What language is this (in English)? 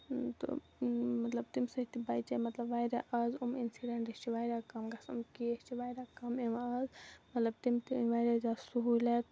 Kashmiri